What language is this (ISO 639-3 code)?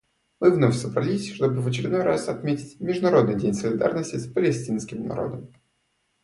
rus